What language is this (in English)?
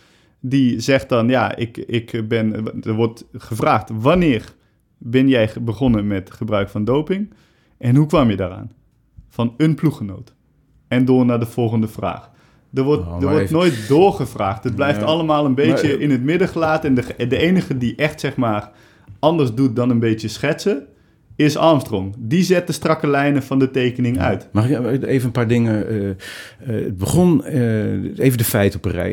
Dutch